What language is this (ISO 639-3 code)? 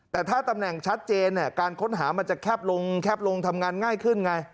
tha